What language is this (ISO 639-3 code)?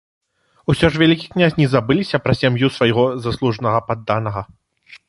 bel